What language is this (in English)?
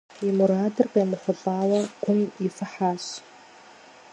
Kabardian